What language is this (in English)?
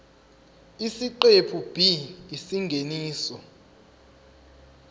Zulu